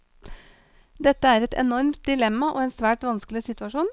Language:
Norwegian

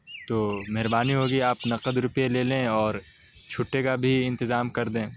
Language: Urdu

